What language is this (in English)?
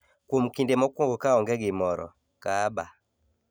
Luo (Kenya and Tanzania)